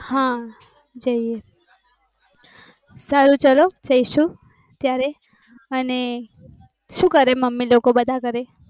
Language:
Gujarati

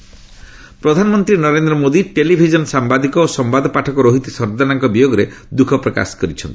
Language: Odia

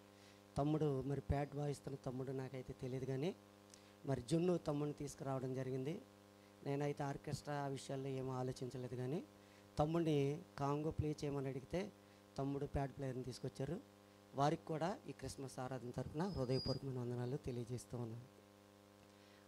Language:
Hindi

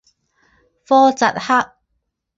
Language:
Chinese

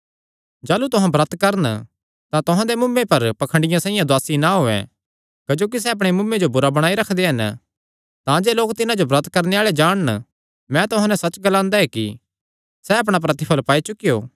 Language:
Kangri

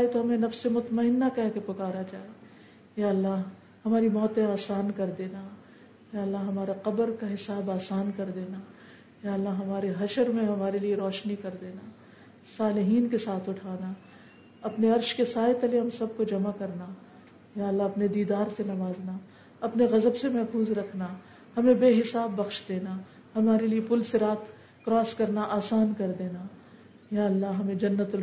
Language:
Urdu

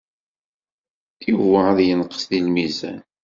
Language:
Kabyle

